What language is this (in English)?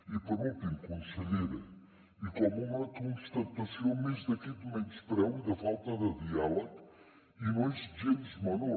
Catalan